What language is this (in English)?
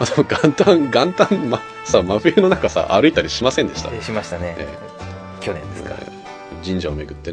Japanese